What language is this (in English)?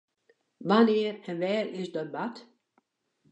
Western Frisian